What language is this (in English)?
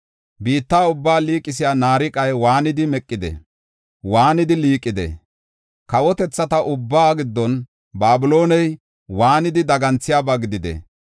Gofa